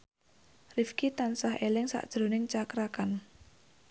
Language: Javanese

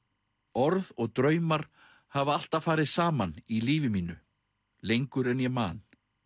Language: Icelandic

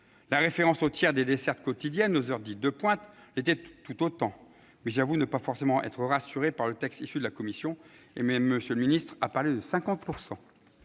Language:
French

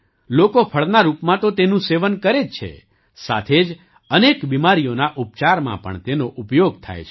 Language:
Gujarati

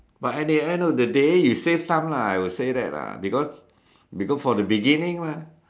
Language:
English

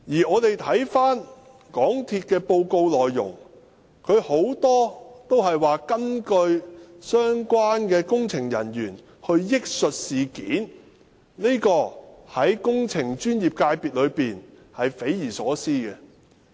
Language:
Cantonese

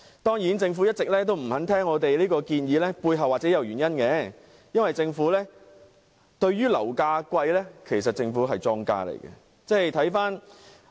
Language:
Cantonese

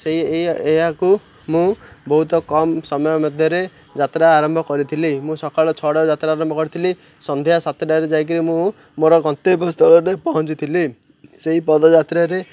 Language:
Odia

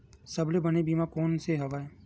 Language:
Chhattisgarhi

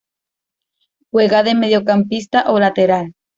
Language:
Spanish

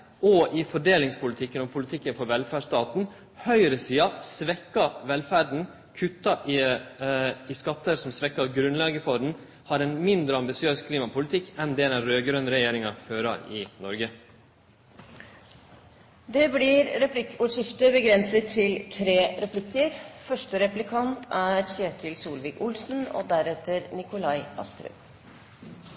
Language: Norwegian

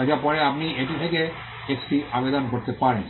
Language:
Bangla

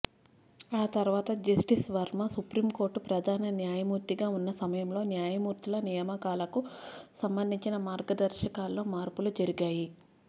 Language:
Telugu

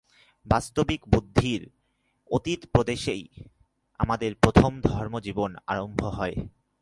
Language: Bangla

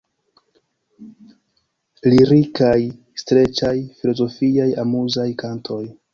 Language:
Esperanto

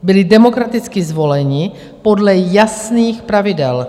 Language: Czech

